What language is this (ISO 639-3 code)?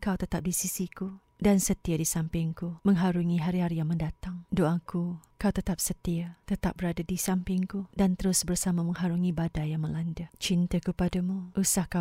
msa